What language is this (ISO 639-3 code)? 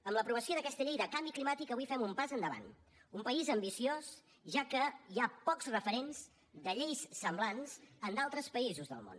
cat